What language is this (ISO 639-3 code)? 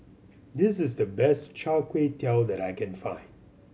eng